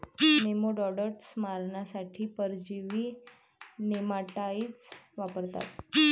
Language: Marathi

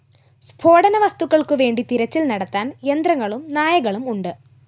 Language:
Malayalam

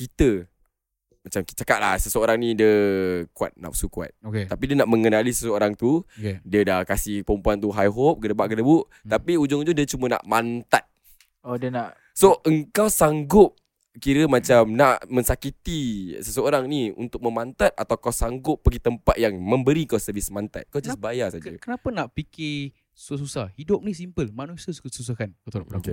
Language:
Malay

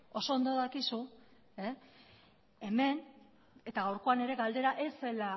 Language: Basque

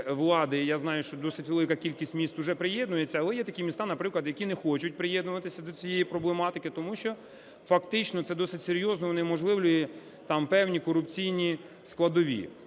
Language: Ukrainian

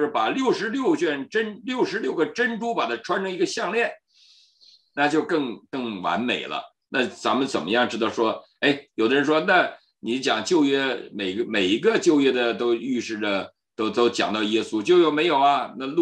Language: Chinese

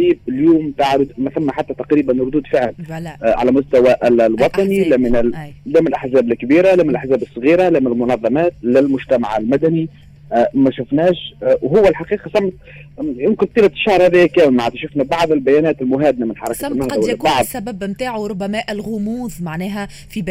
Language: Arabic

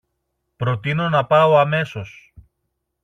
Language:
Greek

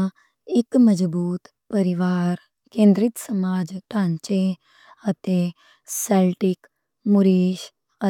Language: Western Panjabi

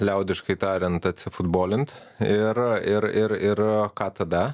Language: Lithuanian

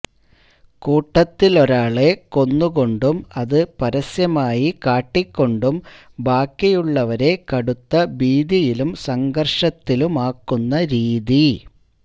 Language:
Malayalam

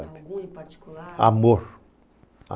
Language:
Portuguese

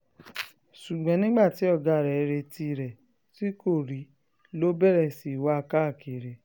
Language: Yoruba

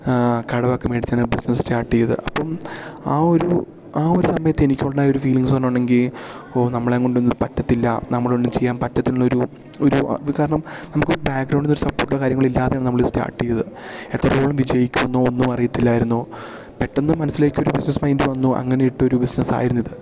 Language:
Malayalam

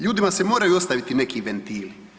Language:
Croatian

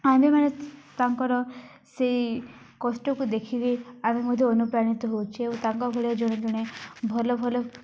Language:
Odia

